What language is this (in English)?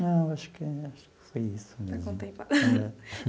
Portuguese